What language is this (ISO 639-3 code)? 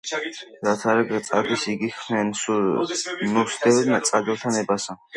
kat